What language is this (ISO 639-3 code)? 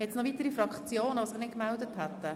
gsw